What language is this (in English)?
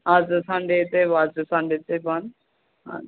Nepali